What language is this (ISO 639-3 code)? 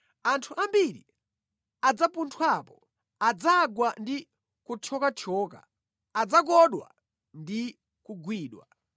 nya